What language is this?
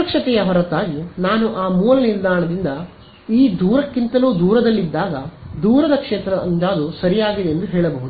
Kannada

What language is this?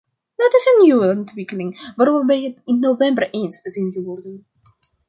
Dutch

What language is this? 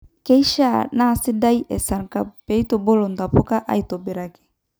Masai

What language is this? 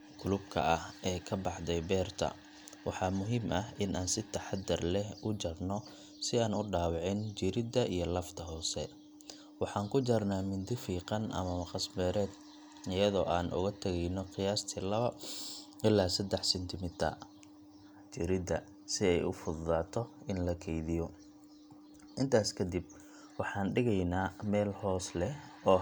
Somali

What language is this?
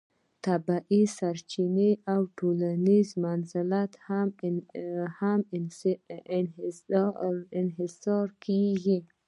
Pashto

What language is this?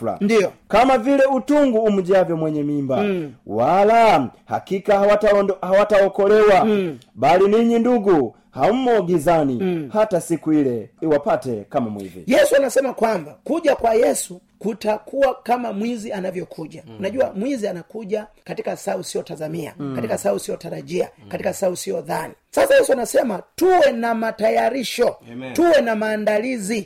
Swahili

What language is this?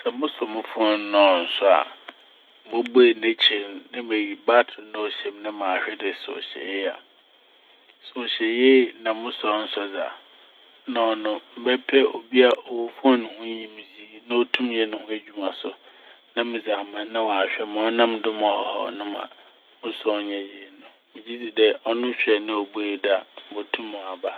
Akan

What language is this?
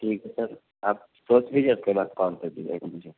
Urdu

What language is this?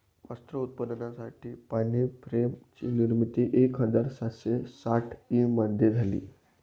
Marathi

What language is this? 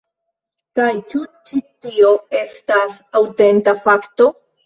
Esperanto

